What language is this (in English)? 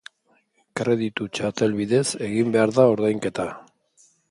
Basque